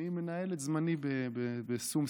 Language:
Hebrew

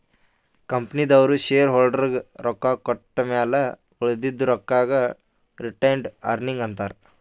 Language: Kannada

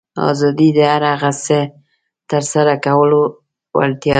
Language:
Pashto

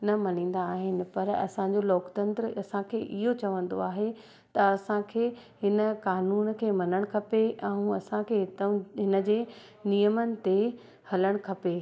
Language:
Sindhi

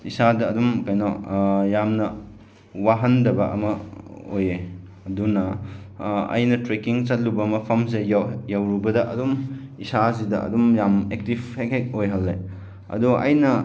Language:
Manipuri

